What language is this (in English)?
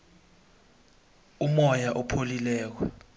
South Ndebele